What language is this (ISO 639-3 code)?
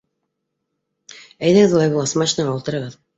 bak